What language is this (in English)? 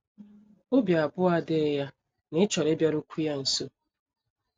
Igbo